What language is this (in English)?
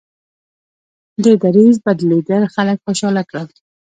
Pashto